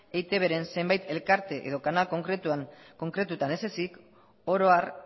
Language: Basque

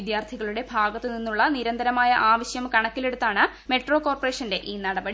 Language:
Malayalam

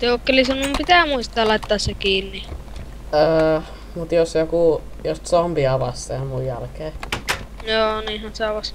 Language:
Finnish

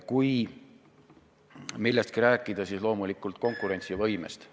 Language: Estonian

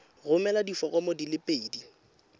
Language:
Tswana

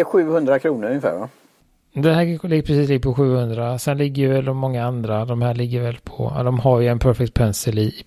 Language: Swedish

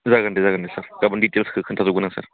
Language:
Bodo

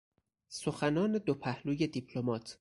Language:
Persian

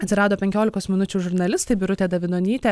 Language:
Lithuanian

